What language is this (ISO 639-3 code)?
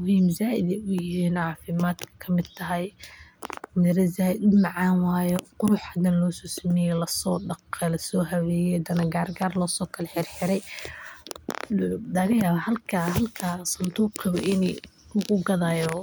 som